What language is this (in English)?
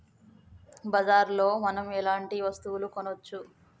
Telugu